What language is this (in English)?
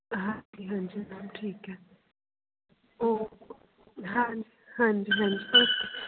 Punjabi